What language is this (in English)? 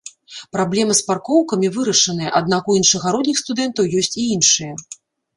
Belarusian